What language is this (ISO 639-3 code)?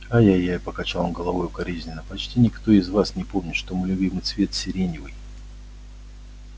rus